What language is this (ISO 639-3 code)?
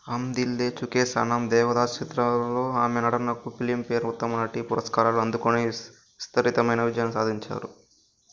tel